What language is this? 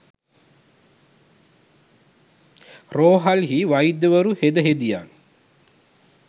Sinhala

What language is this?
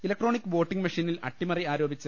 Malayalam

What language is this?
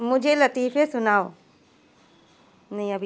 Urdu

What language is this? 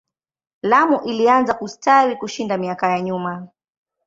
Swahili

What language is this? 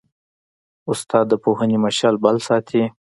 Pashto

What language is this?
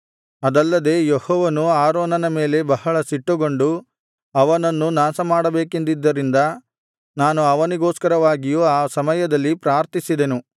Kannada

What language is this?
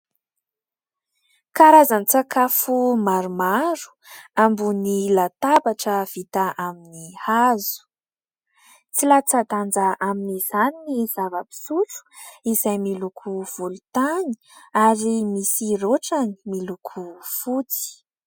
Malagasy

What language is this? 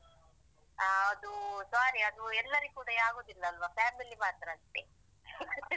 Kannada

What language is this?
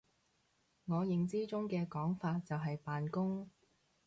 Cantonese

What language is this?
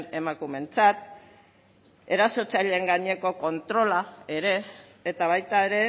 Basque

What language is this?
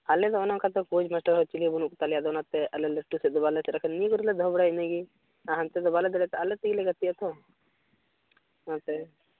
Santali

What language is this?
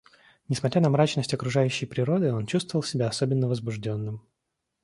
Russian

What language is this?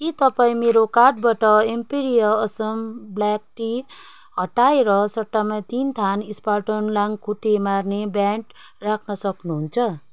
Nepali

